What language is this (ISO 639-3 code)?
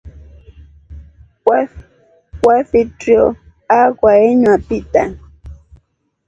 rof